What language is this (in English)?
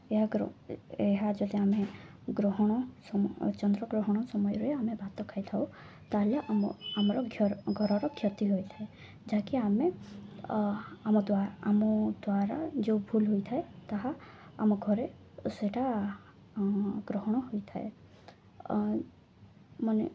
Odia